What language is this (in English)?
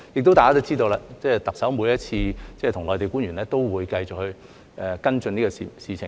Cantonese